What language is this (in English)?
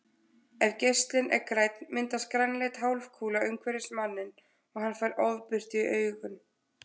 Icelandic